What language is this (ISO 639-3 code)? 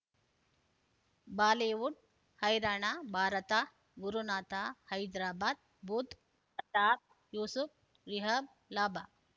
kan